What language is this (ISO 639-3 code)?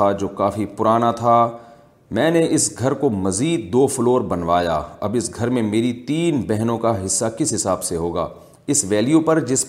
urd